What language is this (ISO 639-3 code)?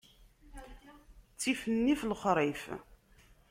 kab